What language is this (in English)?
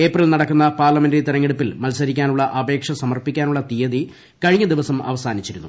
Malayalam